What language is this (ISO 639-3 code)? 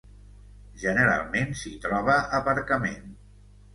cat